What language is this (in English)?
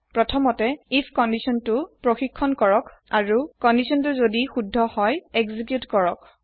Assamese